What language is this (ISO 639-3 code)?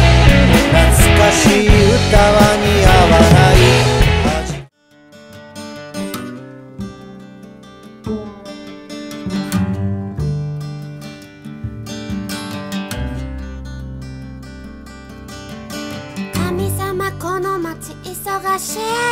jpn